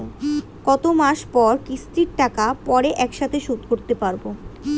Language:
Bangla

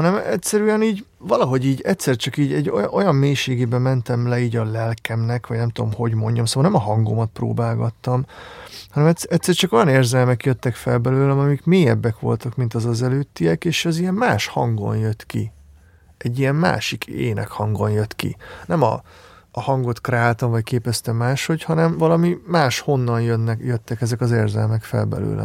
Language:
Hungarian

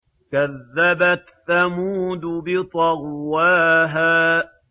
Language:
Arabic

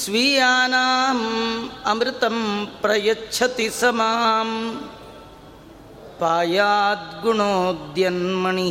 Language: Kannada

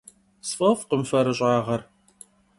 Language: Kabardian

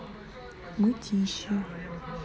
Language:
Russian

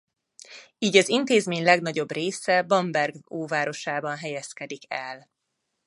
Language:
Hungarian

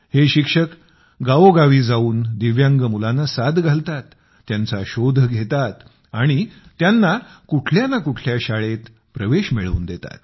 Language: Marathi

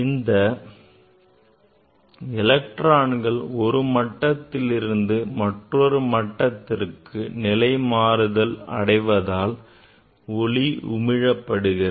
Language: Tamil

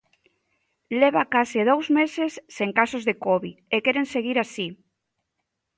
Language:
Galician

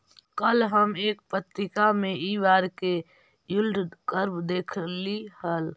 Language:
Magahi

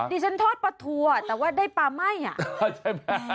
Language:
Thai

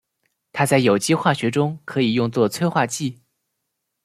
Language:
Chinese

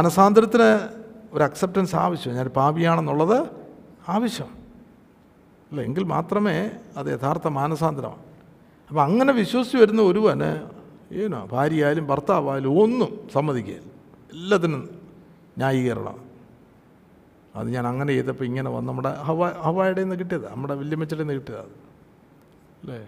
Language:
Malayalam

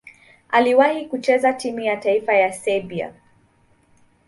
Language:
Swahili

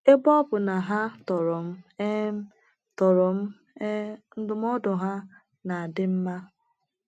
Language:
Igbo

